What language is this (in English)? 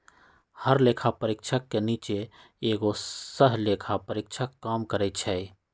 Magahi